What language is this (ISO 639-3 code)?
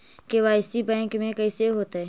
mag